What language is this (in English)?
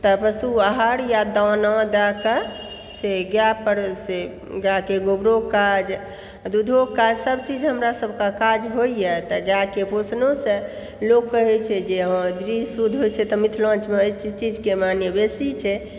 Maithili